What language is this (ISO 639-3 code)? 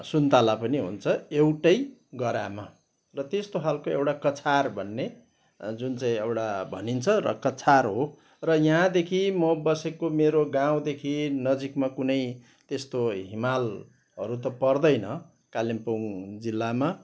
nep